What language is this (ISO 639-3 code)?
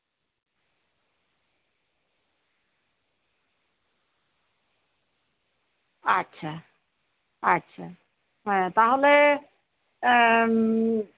sat